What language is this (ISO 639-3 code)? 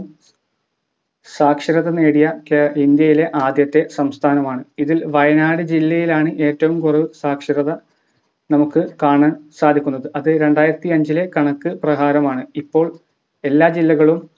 mal